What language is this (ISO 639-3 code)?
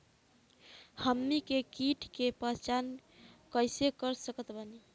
bho